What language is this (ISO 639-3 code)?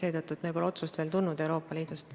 est